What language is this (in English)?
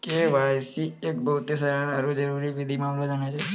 Maithili